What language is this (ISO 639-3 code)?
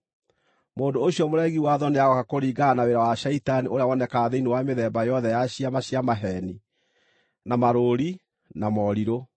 kik